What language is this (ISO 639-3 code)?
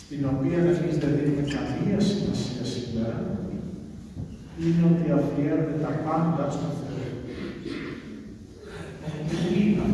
ell